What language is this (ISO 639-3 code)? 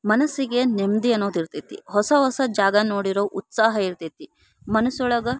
kan